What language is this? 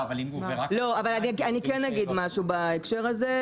Hebrew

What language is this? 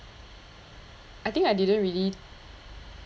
English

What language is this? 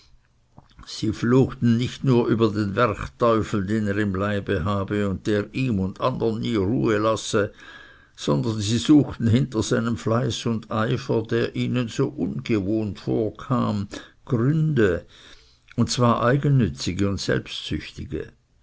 German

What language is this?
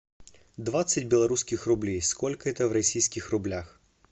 Russian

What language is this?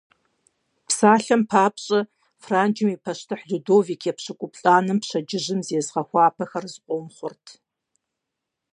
Kabardian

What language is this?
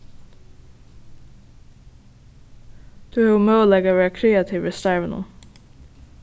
Faroese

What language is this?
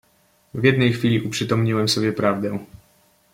Polish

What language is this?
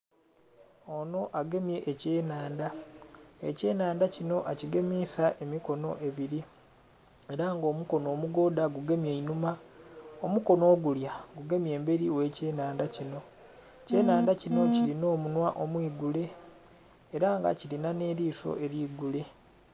Soga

